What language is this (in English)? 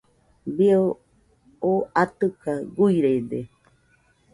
Nüpode Huitoto